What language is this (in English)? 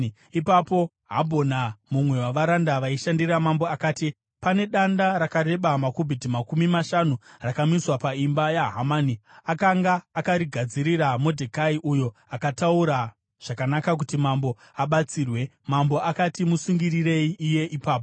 Shona